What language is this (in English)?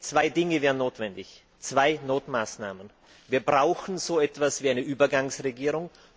German